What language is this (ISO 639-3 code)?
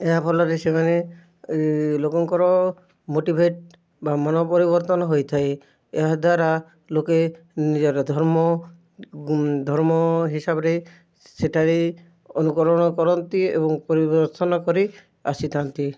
ori